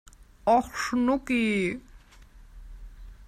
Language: German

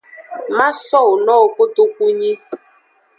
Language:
Aja (Benin)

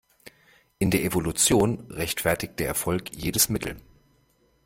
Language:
German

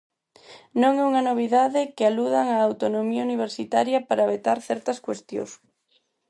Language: Galician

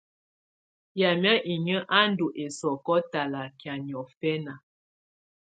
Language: Tunen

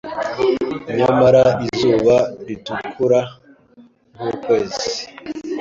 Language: Kinyarwanda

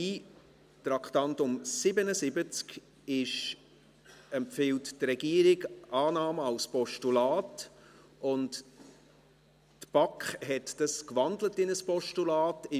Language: Swiss German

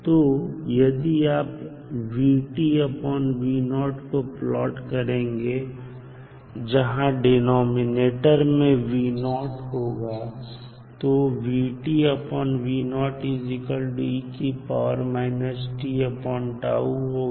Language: Hindi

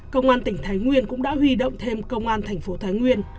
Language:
Vietnamese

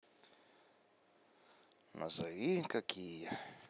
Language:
Russian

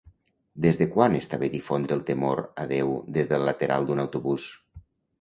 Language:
Catalan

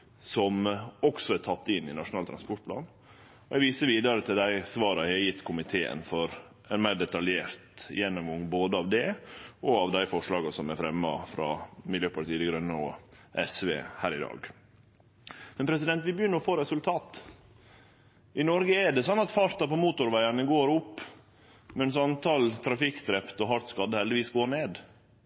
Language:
Norwegian Nynorsk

